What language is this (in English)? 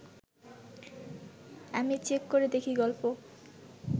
Bangla